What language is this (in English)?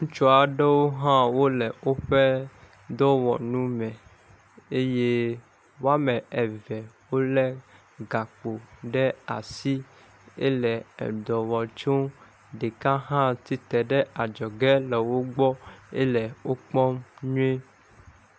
Ewe